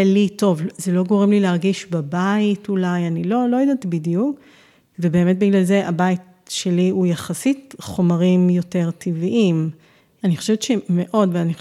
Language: Hebrew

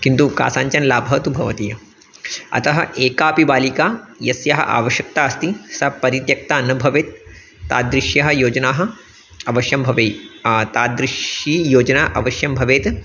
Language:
Sanskrit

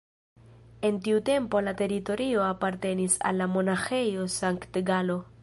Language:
Esperanto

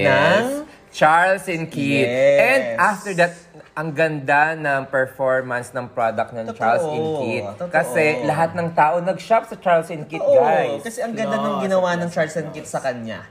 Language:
Filipino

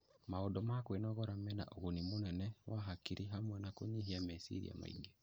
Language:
Kikuyu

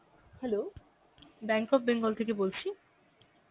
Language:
Bangla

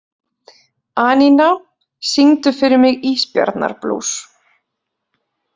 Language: Icelandic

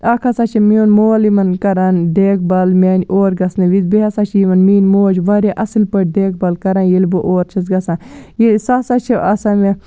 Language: Kashmiri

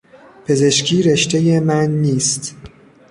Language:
Persian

